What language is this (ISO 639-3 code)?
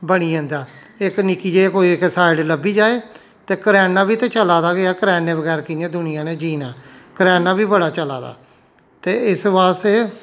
doi